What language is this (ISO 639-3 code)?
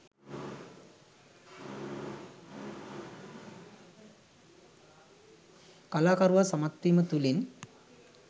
sin